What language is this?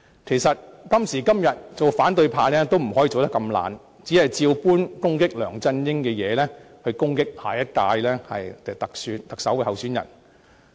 Cantonese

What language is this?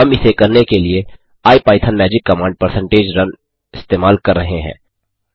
Hindi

